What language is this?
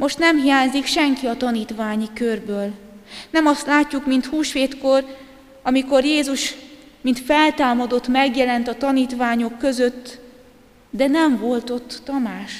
Hungarian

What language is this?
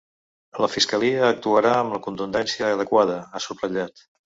Catalan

